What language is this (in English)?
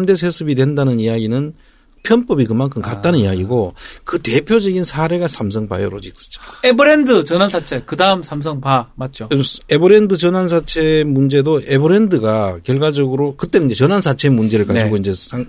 Korean